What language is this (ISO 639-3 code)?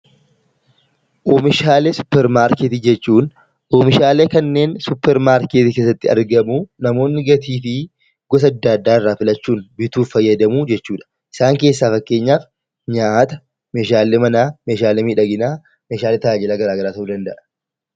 orm